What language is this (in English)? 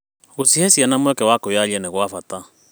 Kikuyu